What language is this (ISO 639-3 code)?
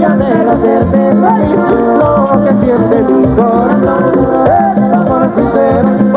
ara